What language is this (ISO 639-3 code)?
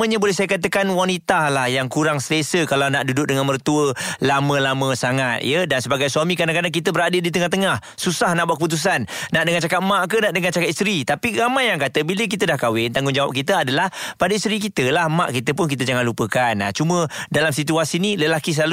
msa